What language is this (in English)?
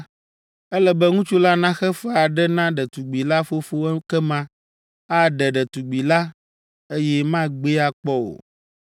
Ewe